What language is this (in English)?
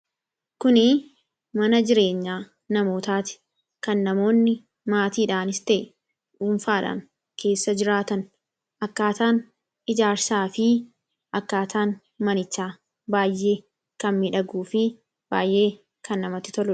Oromo